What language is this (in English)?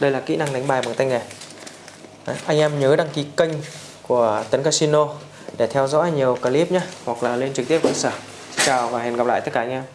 Vietnamese